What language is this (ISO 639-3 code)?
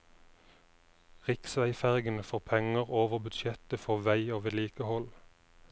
nor